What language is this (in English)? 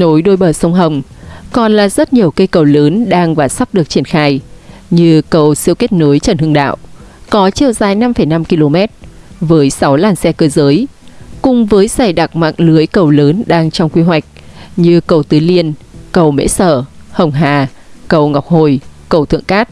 Vietnamese